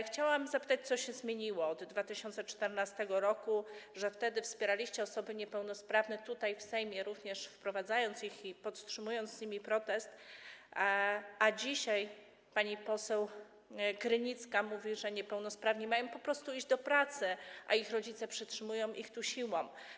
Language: Polish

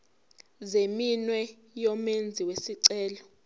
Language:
Zulu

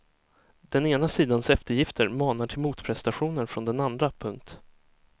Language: Swedish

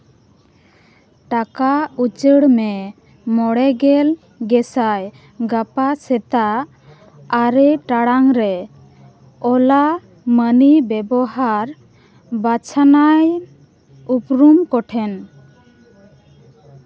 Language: Santali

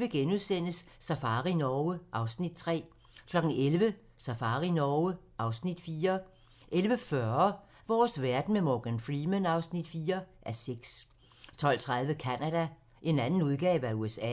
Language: Danish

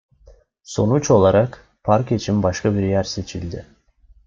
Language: Turkish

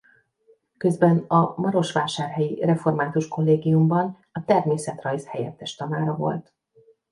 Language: Hungarian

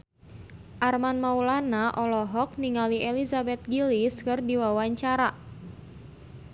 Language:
Sundanese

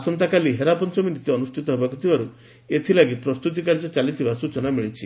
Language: Odia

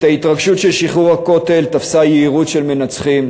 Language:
Hebrew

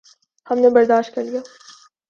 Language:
Urdu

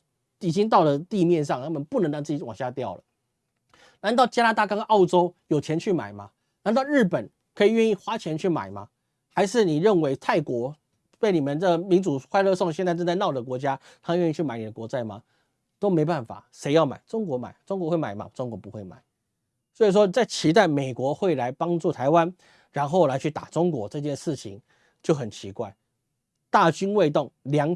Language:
Chinese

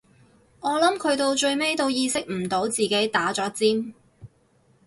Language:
Cantonese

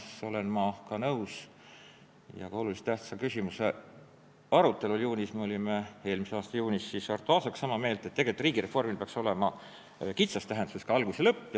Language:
Estonian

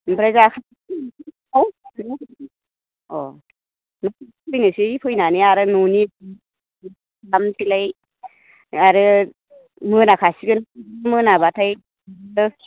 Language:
Bodo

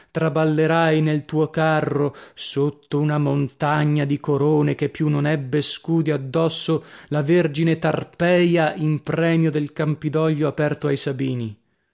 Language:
Italian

